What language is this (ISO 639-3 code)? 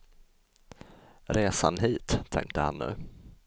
swe